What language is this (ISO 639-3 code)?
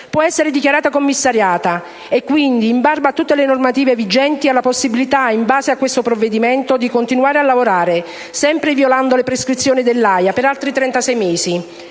ita